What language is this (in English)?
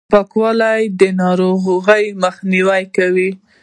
Pashto